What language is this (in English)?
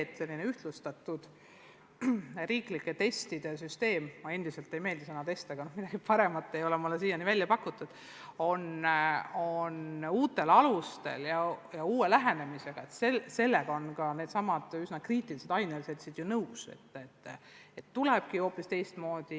Estonian